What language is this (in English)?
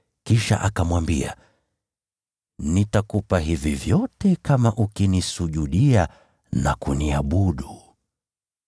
Swahili